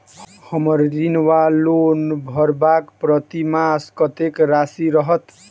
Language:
Maithili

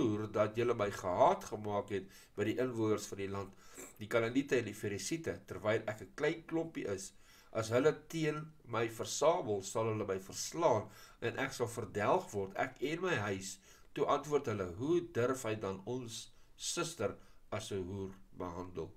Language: Dutch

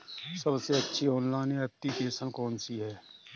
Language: Hindi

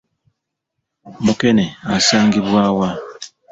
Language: Ganda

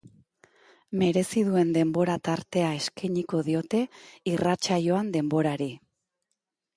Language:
Basque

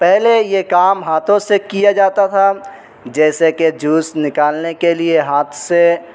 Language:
Urdu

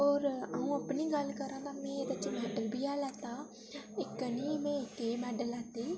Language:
Dogri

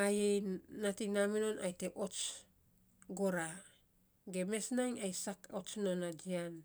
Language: Saposa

